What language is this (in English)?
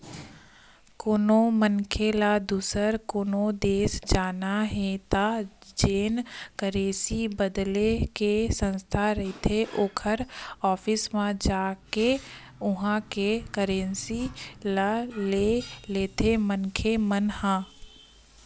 Chhattisgarhi